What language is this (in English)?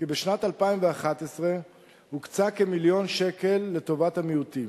Hebrew